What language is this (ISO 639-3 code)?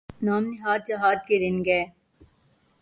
urd